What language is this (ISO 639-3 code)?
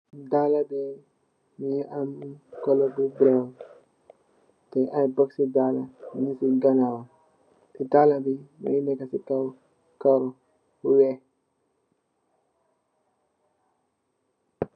wol